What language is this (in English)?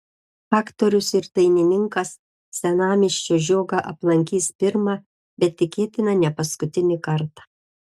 Lithuanian